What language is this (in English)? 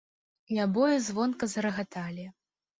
Belarusian